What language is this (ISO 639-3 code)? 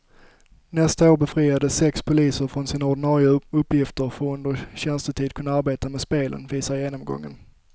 swe